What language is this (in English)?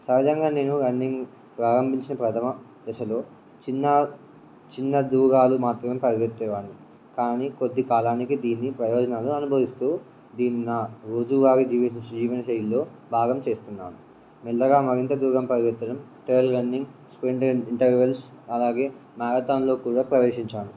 Telugu